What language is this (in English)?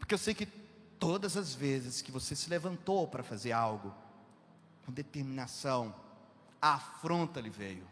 Portuguese